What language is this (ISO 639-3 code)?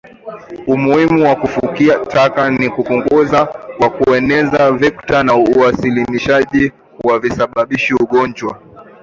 swa